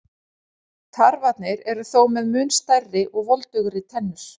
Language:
Icelandic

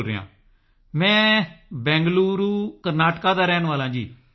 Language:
Punjabi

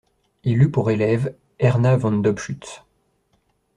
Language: French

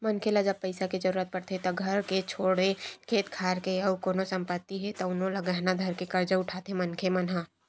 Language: Chhattisgarhi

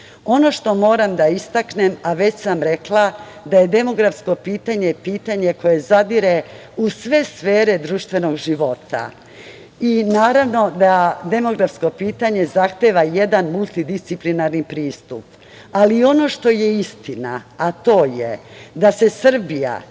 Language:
Serbian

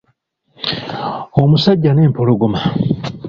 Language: Ganda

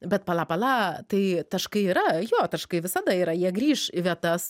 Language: Lithuanian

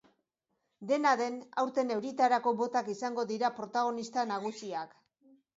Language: Basque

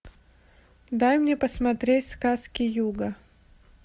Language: Russian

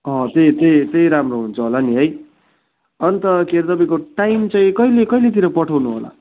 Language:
Nepali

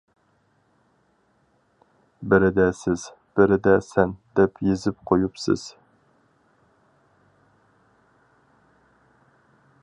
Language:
Uyghur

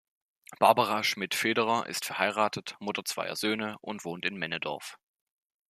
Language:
German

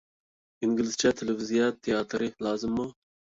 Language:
Uyghur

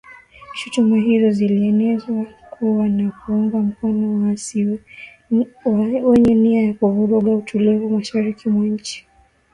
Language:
Swahili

